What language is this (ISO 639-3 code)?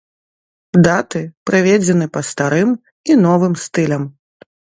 bel